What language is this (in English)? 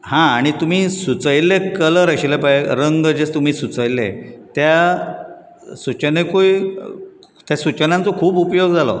Konkani